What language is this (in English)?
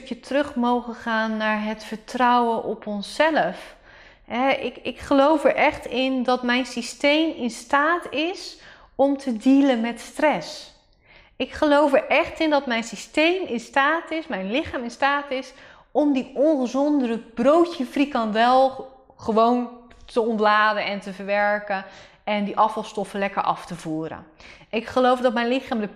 Dutch